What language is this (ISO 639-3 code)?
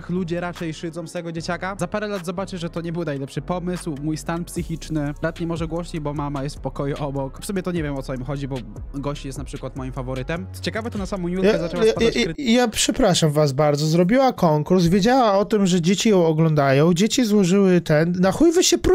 pol